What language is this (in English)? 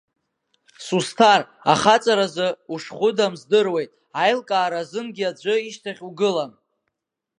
Abkhazian